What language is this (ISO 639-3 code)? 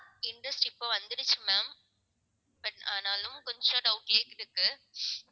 tam